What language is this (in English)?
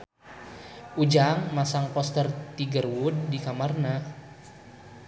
Sundanese